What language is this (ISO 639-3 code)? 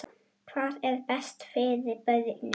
isl